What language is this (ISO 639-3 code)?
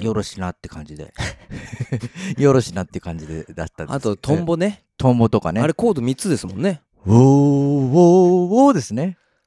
jpn